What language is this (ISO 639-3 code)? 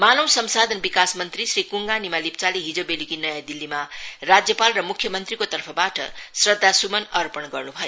nep